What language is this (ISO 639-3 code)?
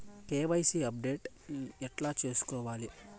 tel